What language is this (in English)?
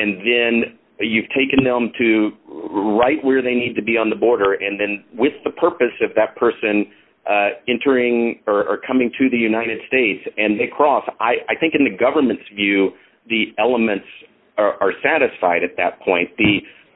English